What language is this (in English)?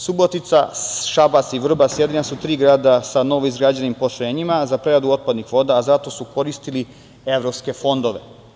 Serbian